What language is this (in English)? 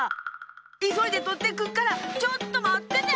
Japanese